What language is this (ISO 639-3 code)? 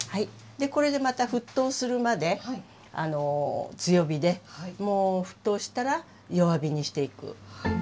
jpn